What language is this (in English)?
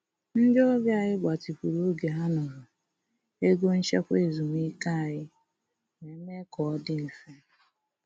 Igbo